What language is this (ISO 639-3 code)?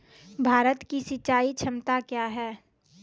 mai